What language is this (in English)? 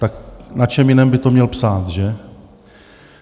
Czech